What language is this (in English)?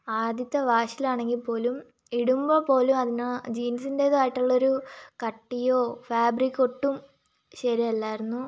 Malayalam